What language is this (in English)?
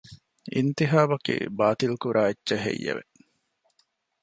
Divehi